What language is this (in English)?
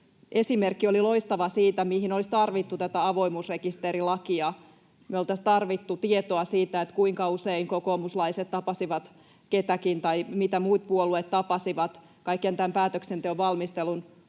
Finnish